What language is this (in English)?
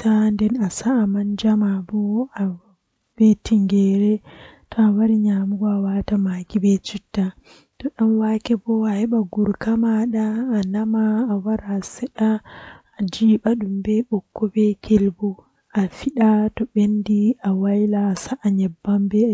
Western Niger Fulfulde